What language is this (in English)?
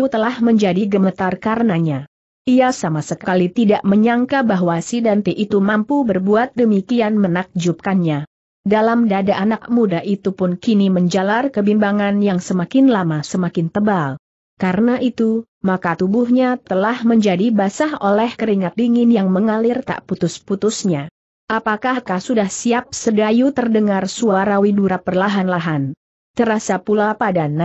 Indonesian